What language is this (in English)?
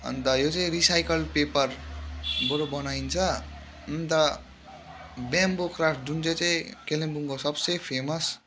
Nepali